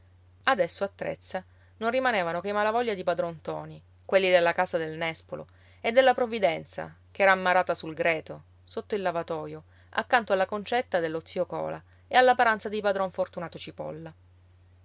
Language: Italian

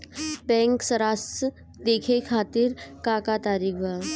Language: Bhojpuri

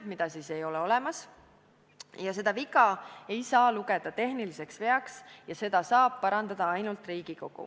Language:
Estonian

